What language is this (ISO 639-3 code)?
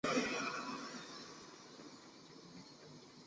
zho